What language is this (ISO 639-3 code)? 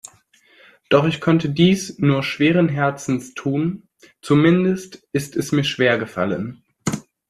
deu